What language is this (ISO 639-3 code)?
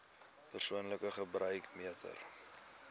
afr